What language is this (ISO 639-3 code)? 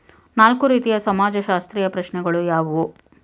kan